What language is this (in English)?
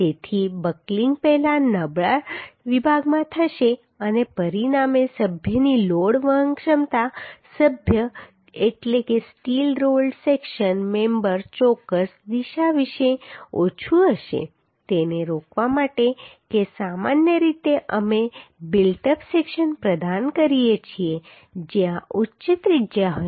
Gujarati